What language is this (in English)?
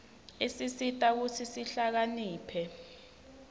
Swati